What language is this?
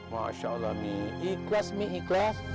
Indonesian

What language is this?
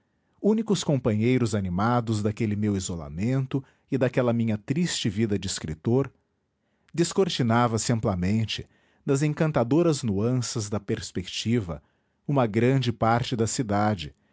Portuguese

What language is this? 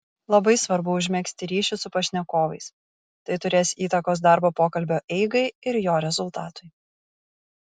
Lithuanian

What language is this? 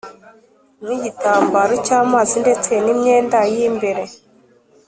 Kinyarwanda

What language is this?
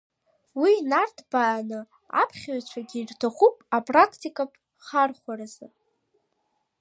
Abkhazian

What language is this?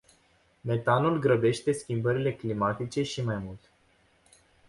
Romanian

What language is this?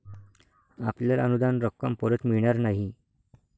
Marathi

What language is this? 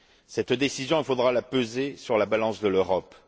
French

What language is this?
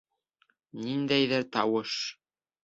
Bashkir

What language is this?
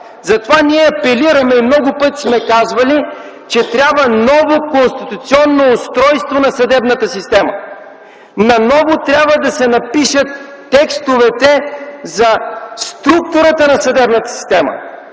Bulgarian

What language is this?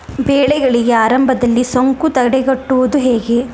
Kannada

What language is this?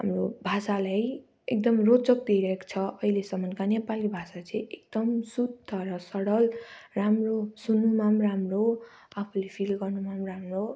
Nepali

